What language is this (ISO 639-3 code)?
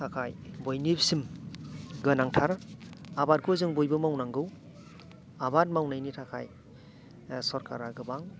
brx